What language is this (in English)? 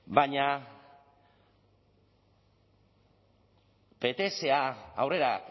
Basque